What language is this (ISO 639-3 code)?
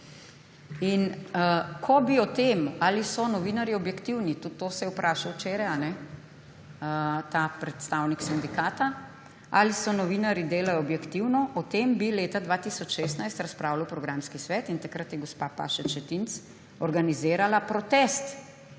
slv